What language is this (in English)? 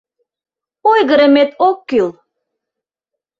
Mari